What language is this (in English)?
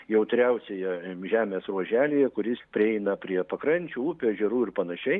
Lithuanian